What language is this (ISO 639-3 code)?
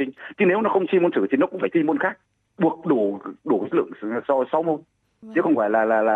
vie